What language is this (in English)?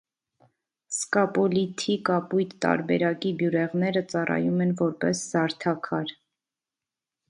Armenian